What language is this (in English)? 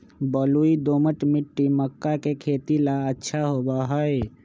Magahi